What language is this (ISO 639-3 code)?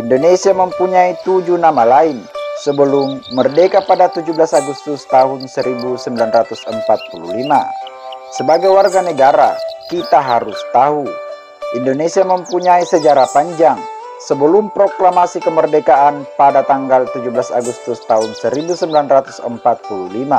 ind